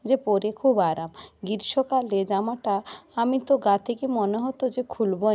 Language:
Bangla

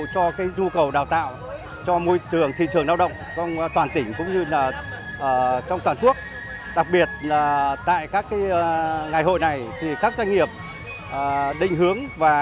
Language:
Vietnamese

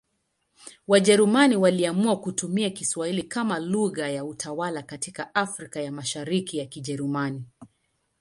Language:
Swahili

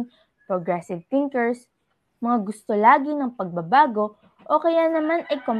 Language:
Filipino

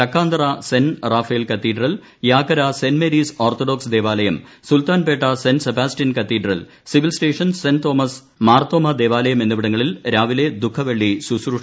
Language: Malayalam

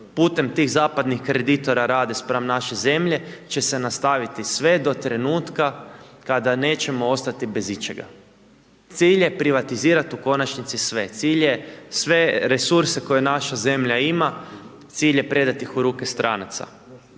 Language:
Croatian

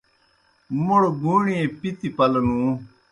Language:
Kohistani Shina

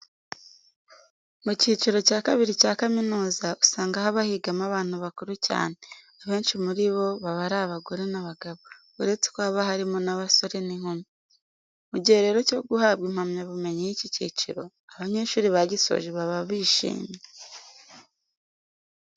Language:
Kinyarwanda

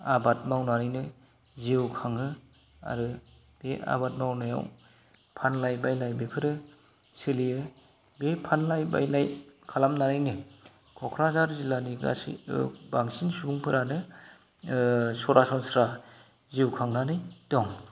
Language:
Bodo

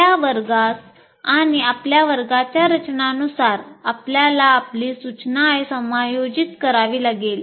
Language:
Marathi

